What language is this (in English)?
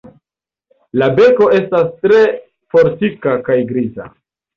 Esperanto